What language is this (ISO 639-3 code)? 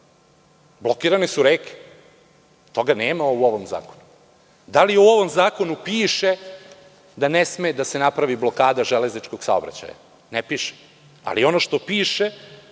srp